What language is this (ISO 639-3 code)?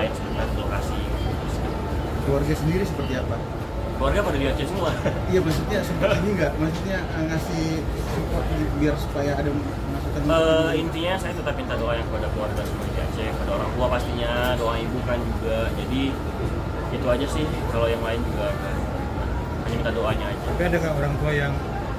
ind